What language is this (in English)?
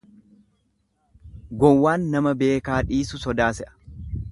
Oromo